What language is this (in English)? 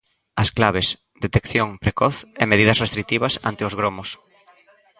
Galician